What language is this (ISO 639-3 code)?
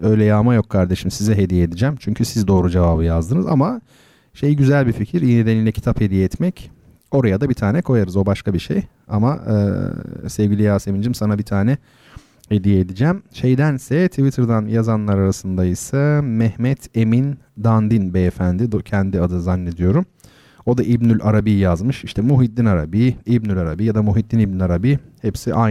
tur